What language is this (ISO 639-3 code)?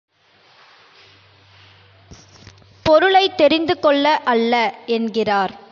tam